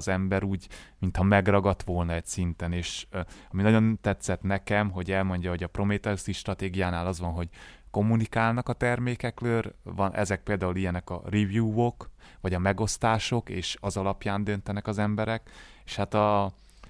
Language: Hungarian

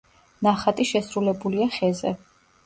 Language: Georgian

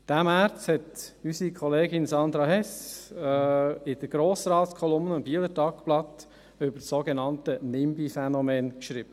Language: Swiss German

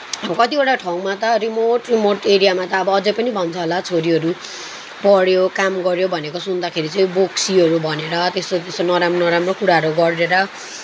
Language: Nepali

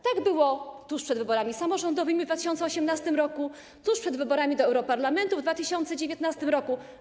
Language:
Polish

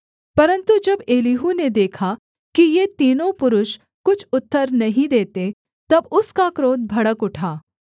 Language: Hindi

